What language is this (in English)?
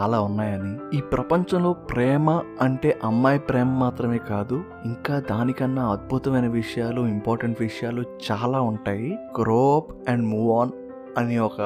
Telugu